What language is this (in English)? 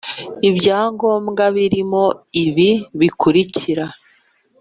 Kinyarwanda